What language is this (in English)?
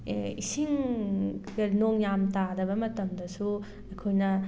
Manipuri